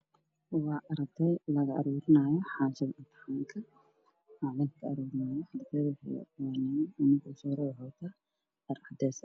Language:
Somali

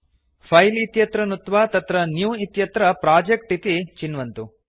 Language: Sanskrit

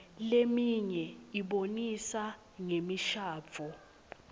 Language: Swati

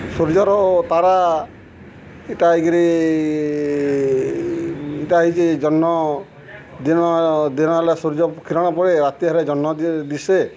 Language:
Odia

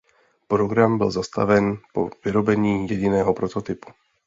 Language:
Czech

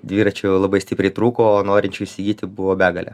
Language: Lithuanian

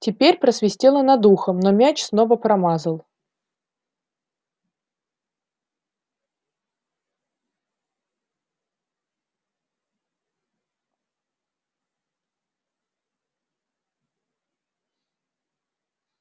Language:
Russian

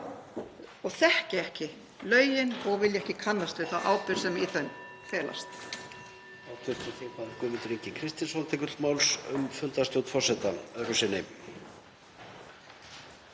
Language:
Icelandic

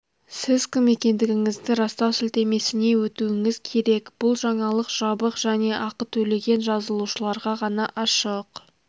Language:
Kazakh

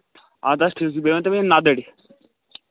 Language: Kashmiri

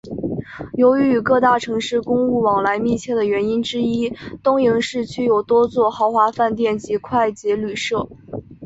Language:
Chinese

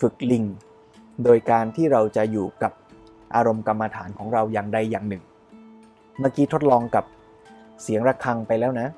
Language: Thai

